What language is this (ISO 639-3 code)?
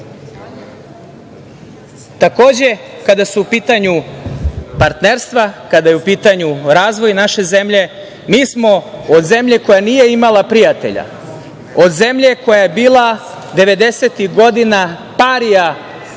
srp